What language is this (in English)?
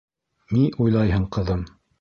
Bashkir